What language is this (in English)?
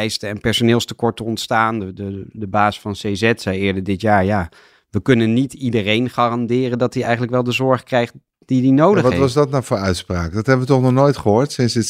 Dutch